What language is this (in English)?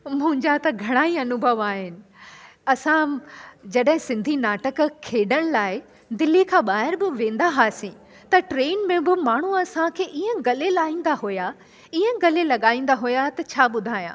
Sindhi